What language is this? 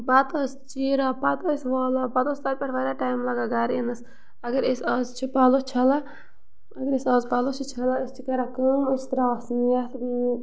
Kashmiri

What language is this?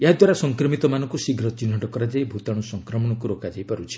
Odia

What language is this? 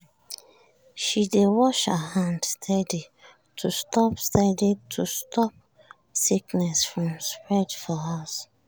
Nigerian Pidgin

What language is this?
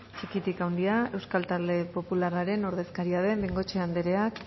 Basque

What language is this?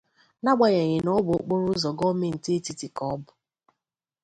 Igbo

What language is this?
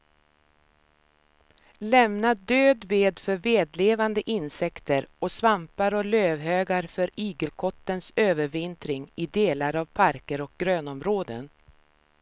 Swedish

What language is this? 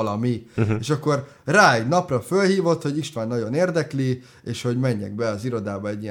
Hungarian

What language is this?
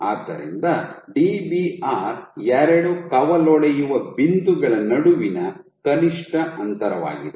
Kannada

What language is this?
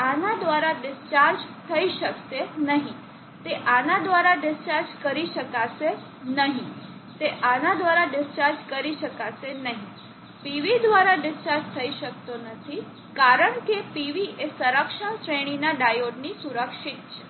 Gujarati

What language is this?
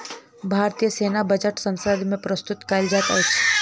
Maithili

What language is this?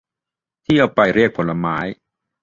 Thai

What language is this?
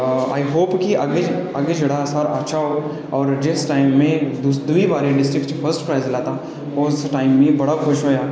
Dogri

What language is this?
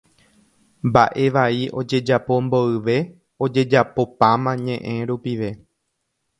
Guarani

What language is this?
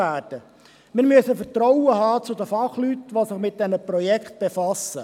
Swiss German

